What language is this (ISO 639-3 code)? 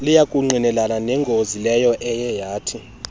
xho